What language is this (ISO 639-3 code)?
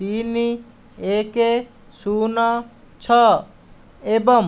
ori